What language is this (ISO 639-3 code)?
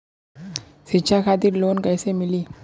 bho